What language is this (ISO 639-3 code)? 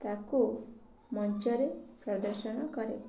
ori